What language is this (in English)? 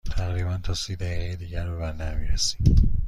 Persian